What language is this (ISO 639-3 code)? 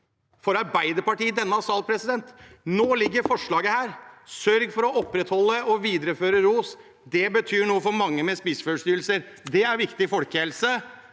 nor